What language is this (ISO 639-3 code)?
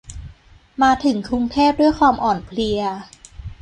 tha